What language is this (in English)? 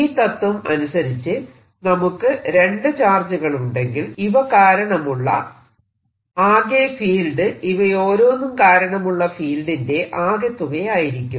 Malayalam